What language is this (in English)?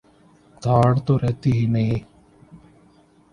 Urdu